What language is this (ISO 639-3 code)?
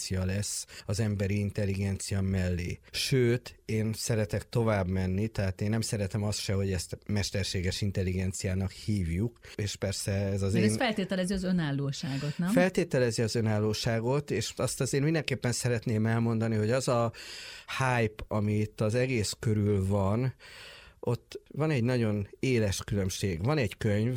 hun